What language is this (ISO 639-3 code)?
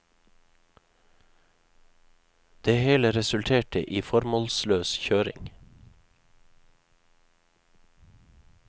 nor